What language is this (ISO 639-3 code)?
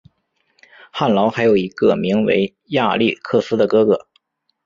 zho